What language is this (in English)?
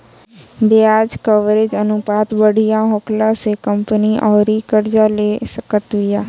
Bhojpuri